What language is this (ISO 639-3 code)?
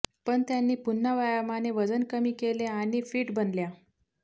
mar